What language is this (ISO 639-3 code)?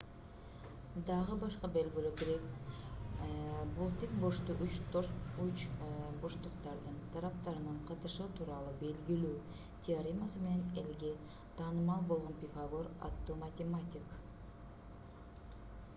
kir